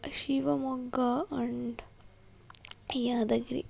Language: Kannada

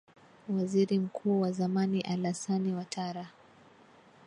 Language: Swahili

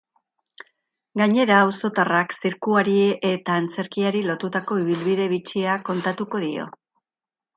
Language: Basque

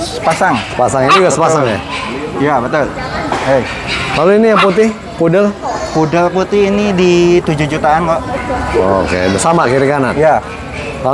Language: Indonesian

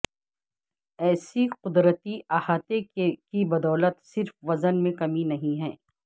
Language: Urdu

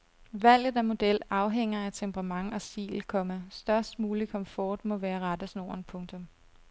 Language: Danish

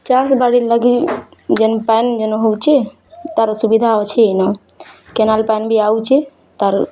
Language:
Odia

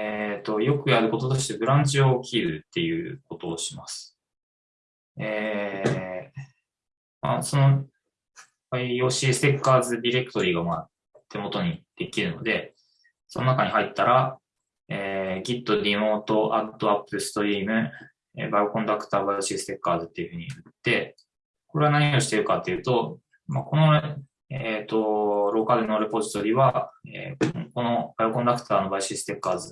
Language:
Japanese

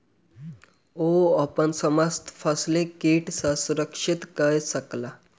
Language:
Maithili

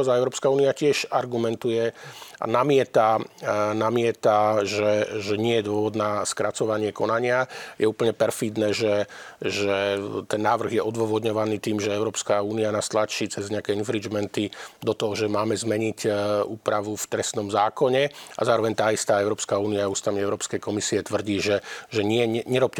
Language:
Slovak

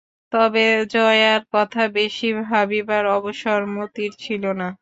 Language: Bangla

